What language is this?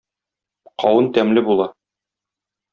Tatar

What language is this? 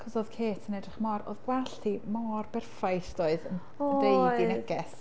Welsh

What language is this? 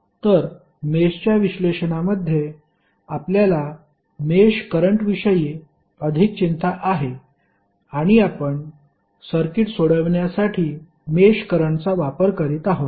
Marathi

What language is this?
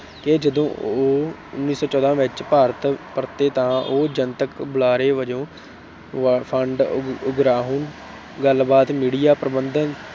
Punjabi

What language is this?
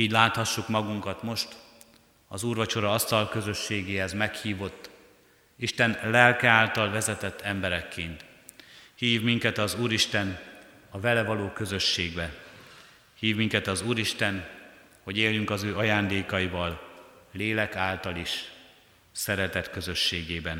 Hungarian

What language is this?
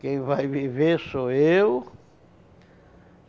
Portuguese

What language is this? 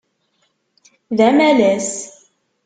Kabyle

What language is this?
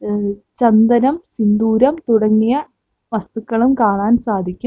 Malayalam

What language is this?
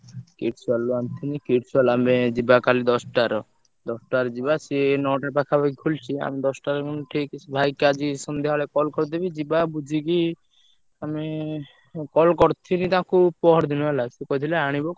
Odia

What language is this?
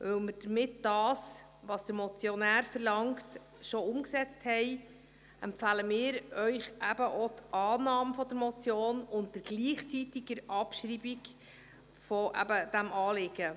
Swiss German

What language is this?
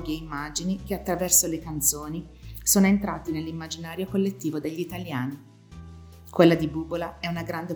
Italian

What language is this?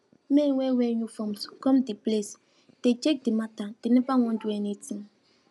Nigerian Pidgin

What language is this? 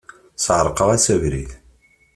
Kabyle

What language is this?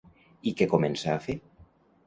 Catalan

